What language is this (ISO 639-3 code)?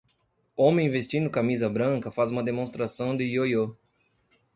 por